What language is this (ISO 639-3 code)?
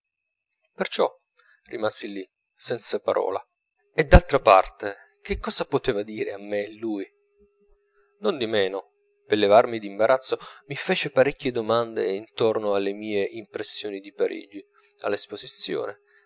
ita